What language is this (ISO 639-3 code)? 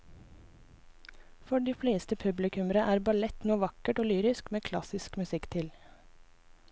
nor